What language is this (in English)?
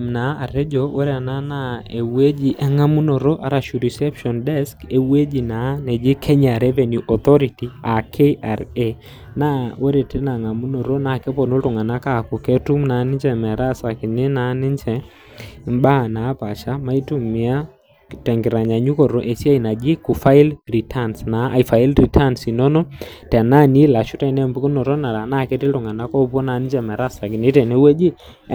Masai